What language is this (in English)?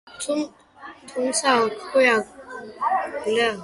Georgian